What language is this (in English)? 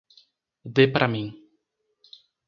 Portuguese